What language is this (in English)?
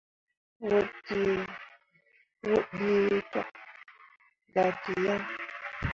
Mundang